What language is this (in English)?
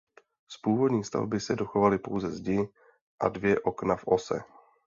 Czech